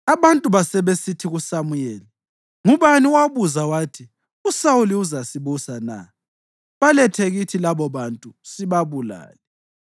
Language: North Ndebele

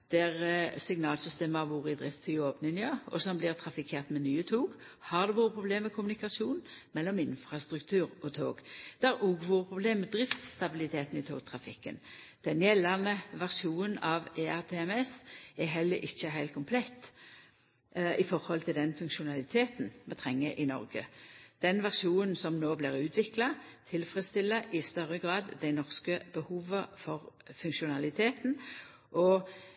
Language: Norwegian Nynorsk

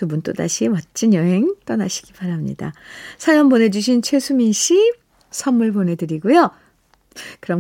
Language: Korean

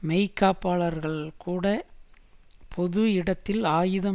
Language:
Tamil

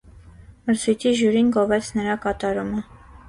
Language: Armenian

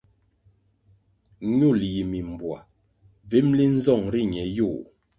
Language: Kwasio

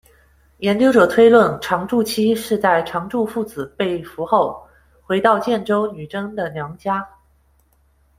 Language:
Chinese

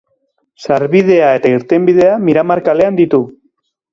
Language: Basque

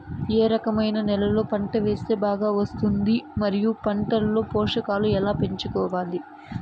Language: Telugu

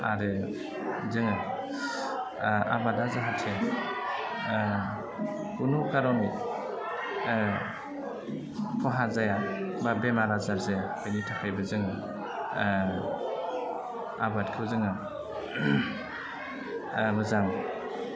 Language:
Bodo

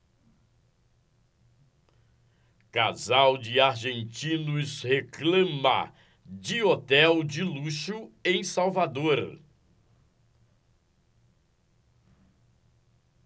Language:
Portuguese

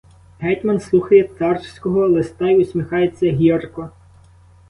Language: Ukrainian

